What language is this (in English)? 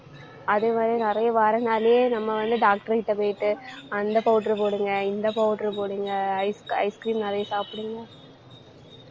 Tamil